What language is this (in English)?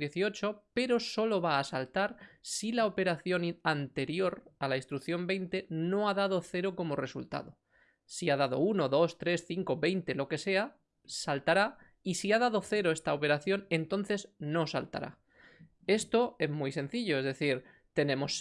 Spanish